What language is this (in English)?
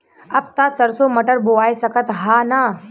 Bhojpuri